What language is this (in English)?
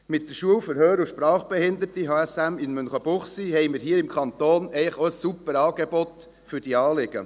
Swiss German